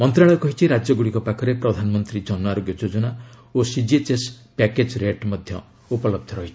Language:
Odia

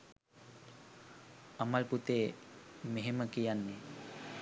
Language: Sinhala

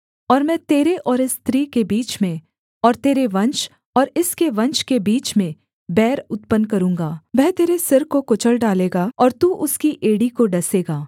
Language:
Hindi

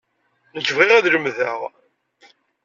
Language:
Kabyle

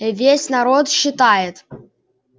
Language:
Russian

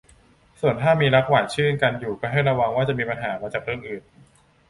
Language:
Thai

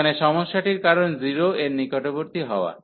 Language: Bangla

